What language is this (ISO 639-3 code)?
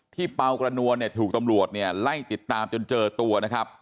tha